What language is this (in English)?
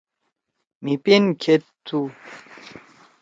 Torwali